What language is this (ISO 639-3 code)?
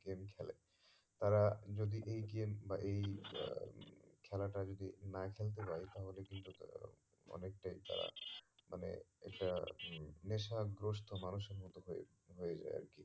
ben